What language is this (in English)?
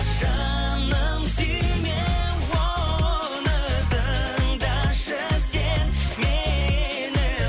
Kazakh